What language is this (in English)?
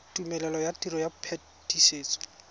Tswana